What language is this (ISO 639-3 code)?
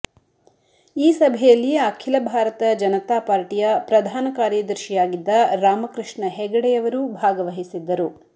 kan